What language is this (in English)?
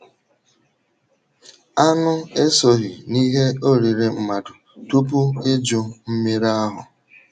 Igbo